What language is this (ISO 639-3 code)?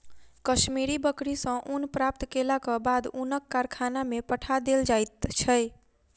mai